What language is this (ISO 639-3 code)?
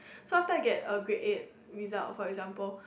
eng